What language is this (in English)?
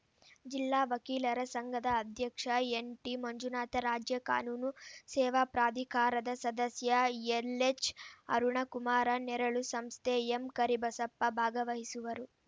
Kannada